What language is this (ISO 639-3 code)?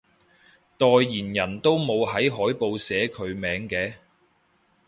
yue